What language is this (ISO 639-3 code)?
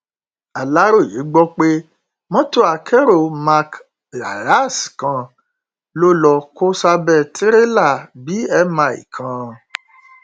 yor